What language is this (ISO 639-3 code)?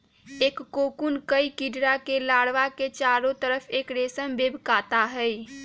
mag